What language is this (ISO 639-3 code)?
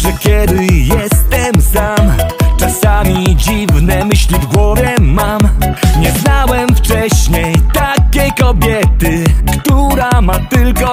pol